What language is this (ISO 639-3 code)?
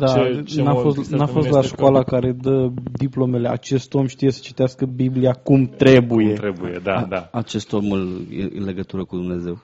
ron